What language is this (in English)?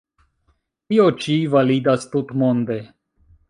Esperanto